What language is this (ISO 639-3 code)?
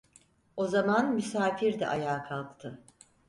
tur